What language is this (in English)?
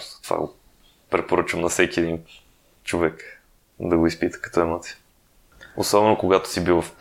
Bulgarian